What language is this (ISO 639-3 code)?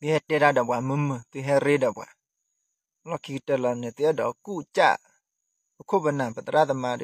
tha